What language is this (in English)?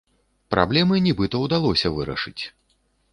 Belarusian